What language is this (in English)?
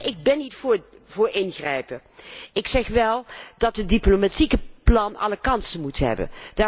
Dutch